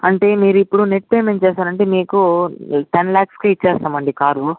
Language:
Telugu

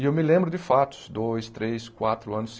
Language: Portuguese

